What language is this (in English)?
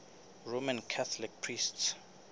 Southern Sotho